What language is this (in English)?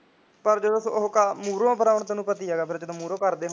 Punjabi